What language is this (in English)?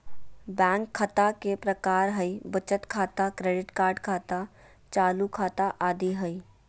Magahi